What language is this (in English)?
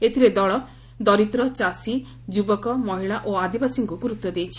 Odia